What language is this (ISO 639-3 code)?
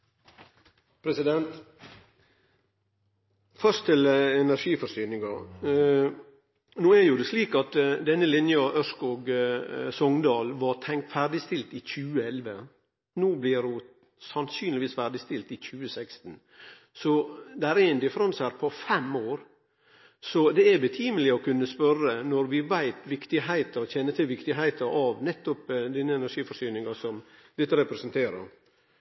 nor